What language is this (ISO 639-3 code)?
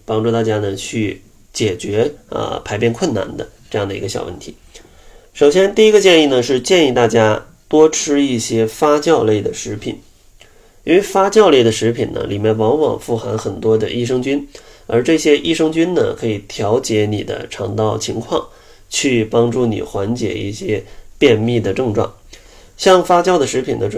zho